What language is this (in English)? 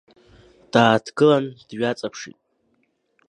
Abkhazian